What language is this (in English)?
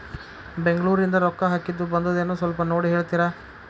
Kannada